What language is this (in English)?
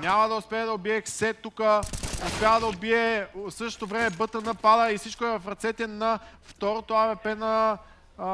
Bulgarian